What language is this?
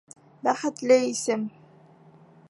Bashkir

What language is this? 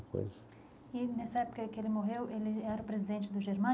Portuguese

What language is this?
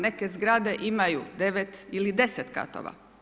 Croatian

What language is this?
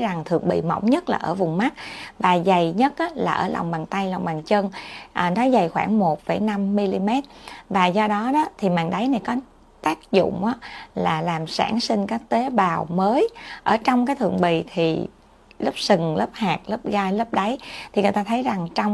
Vietnamese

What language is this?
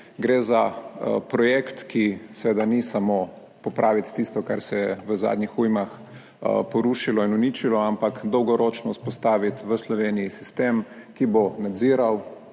Slovenian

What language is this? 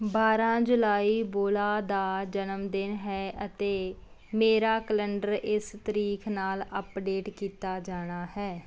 Punjabi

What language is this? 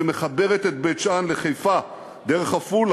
Hebrew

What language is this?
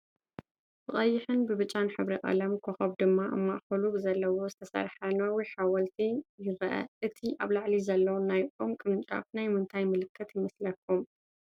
Tigrinya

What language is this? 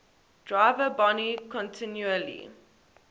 English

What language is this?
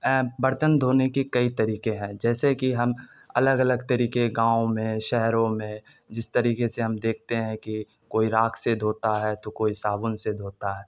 Urdu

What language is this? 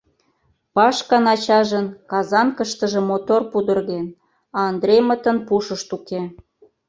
Mari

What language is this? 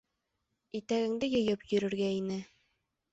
Bashkir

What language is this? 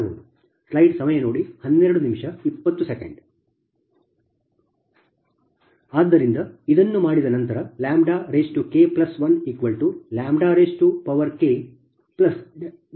Kannada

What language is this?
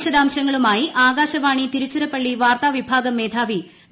Malayalam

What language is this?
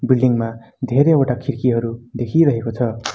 Nepali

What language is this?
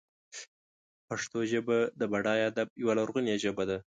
Pashto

